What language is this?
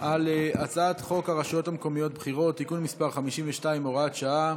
Hebrew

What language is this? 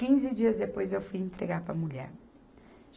Portuguese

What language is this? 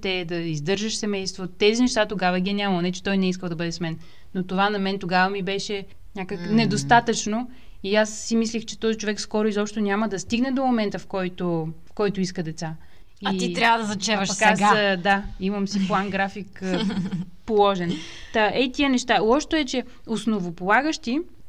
Bulgarian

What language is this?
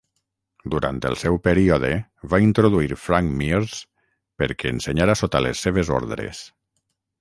Catalan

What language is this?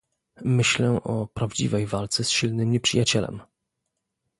Polish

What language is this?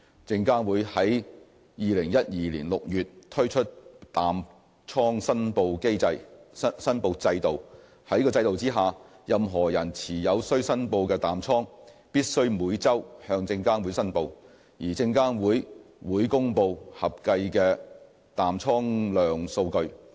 Cantonese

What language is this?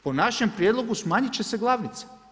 Croatian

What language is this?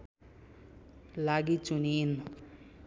Nepali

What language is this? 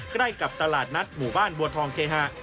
Thai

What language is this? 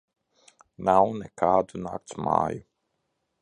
Latvian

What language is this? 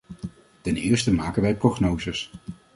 Dutch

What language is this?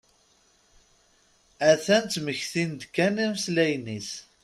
Kabyle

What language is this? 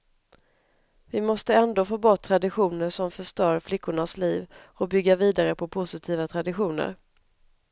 Swedish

